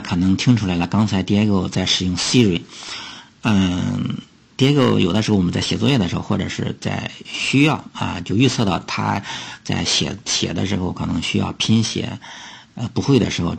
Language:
Chinese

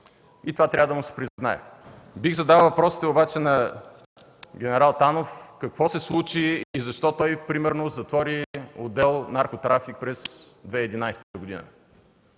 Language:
Bulgarian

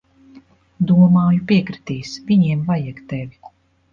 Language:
Latvian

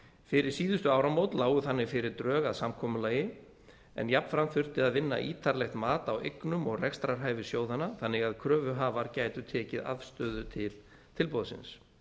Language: Icelandic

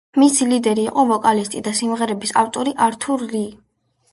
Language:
Georgian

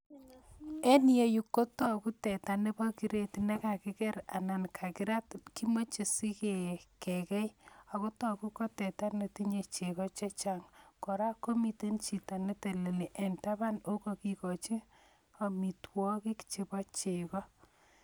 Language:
Kalenjin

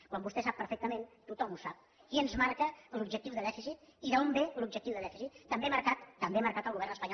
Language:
Catalan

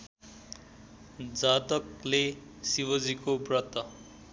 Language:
Nepali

